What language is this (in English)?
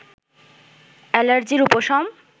Bangla